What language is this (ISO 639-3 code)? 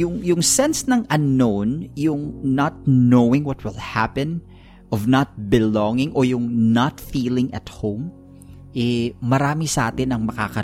fil